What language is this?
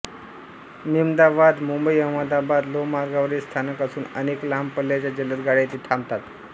Marathi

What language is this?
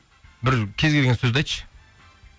Kazakh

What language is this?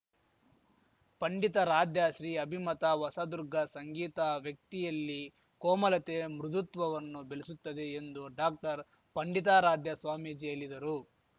Kannada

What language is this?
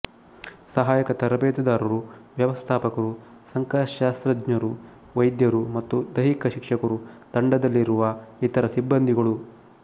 Kannada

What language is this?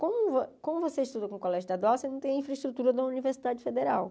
Portuguese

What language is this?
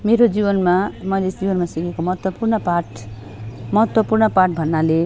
Nepali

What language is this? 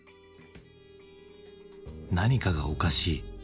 Japanese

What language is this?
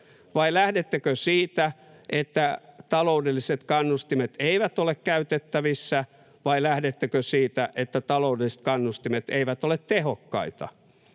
Finnish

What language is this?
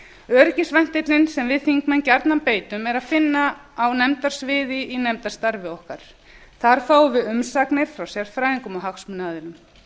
Icelandic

